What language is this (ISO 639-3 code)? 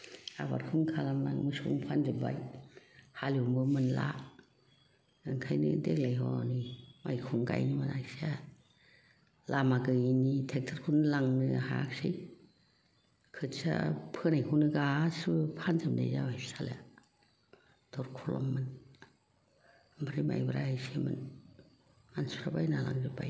brx